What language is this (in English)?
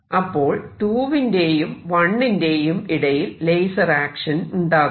Malayalam